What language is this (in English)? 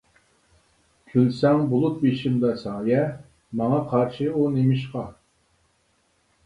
Uyghur